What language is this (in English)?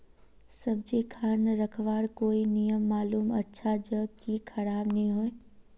Magahi